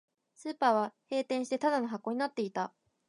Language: Japanese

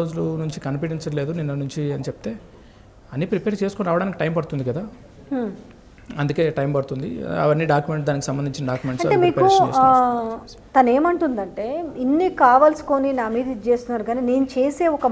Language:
Hindi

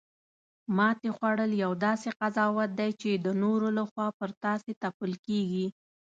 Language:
Pashto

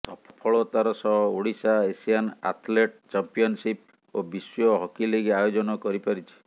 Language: Odia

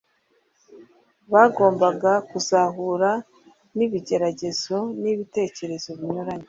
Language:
Kinyarwanda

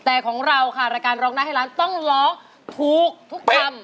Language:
Thai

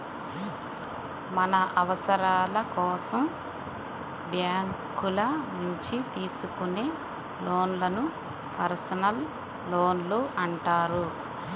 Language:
Telugu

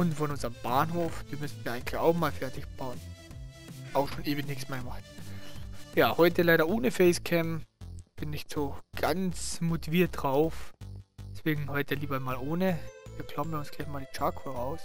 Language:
German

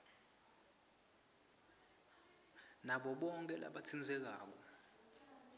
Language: Swati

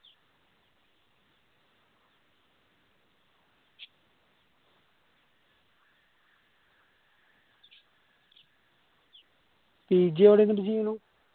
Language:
Malayalam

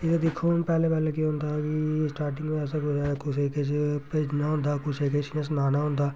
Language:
Dogri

